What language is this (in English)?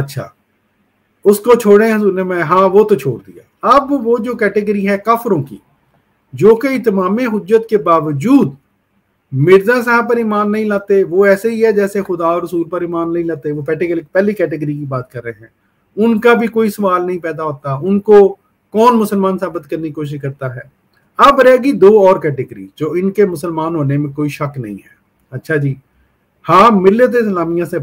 Hindi